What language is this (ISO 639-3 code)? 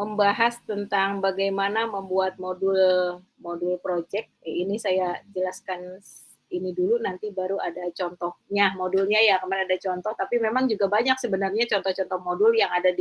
ind